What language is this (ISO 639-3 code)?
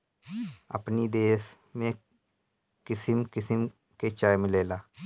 bho